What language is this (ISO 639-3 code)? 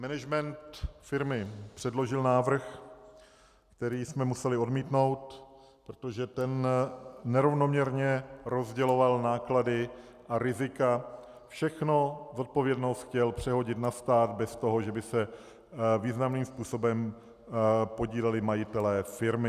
ces